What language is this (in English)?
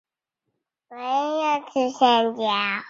Chinese